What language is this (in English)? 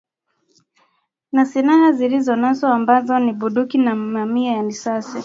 Swahili